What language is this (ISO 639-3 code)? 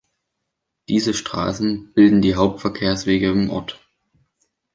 deu